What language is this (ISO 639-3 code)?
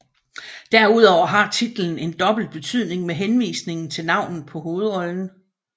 dan